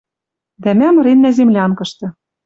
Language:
Western Mari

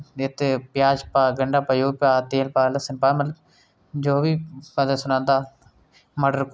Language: Dogri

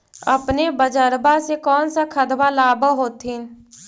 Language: Magahi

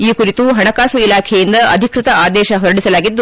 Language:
Kannada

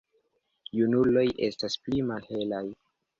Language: Esperanto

